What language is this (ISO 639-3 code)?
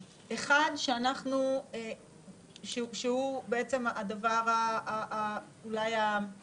heb